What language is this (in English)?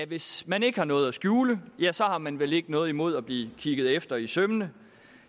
Danish